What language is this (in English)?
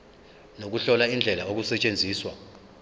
Zulu